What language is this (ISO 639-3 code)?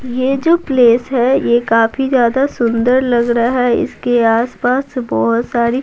hin